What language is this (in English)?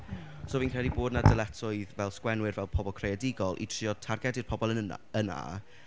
Welsh